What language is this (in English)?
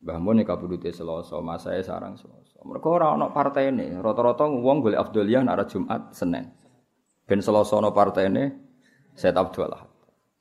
Malay